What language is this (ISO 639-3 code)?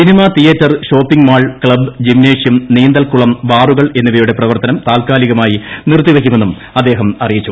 mal